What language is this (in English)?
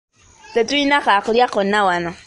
Ganda